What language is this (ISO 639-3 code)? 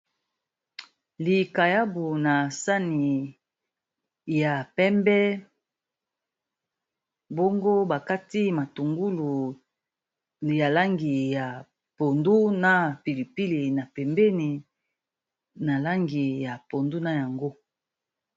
lin